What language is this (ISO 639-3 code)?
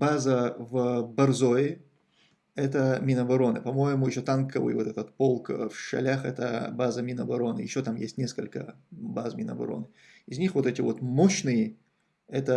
rus